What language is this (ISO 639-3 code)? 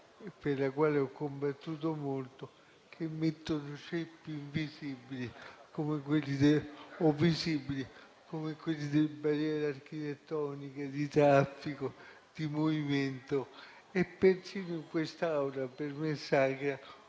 ita